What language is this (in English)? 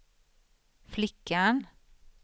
Swedish